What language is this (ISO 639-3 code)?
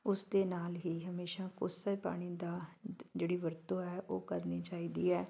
pan